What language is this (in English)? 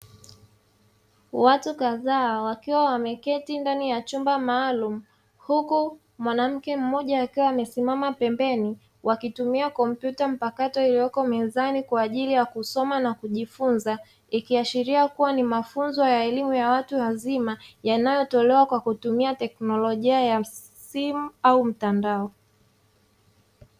Swahili